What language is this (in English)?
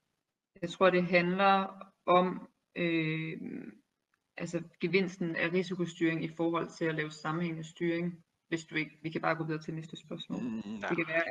Danish